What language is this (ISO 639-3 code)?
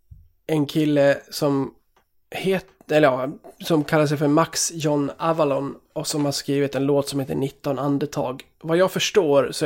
swe